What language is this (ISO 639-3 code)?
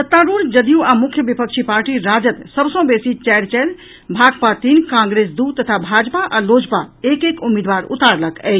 mai